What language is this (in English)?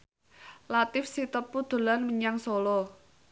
Javanese